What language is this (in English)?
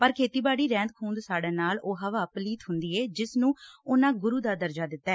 Punjabi